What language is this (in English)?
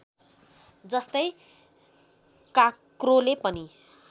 Nepali